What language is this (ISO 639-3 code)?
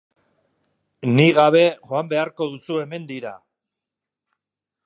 eus